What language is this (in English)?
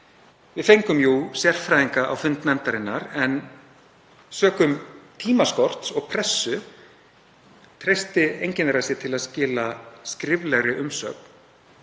Icelandic